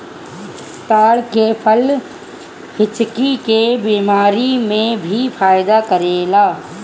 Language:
Bhojpuri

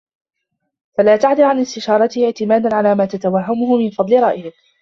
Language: Arabic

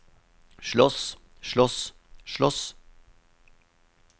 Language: Norwegian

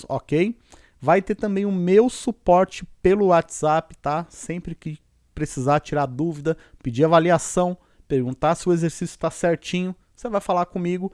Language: Portuguese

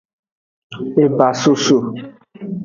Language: Aja (Benin)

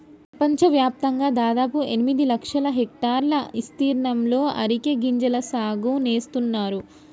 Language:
Telugu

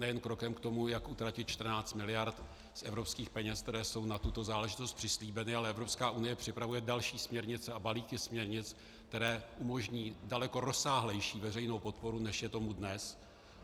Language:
Czech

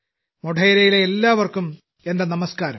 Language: Malayalam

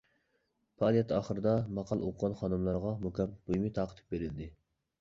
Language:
Uyghur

